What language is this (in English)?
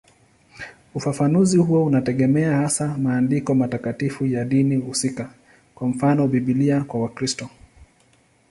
Swahili